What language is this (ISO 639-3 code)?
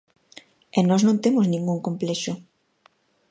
glg